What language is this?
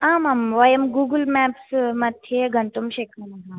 Sanskrit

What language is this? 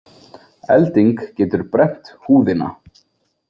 Icelandic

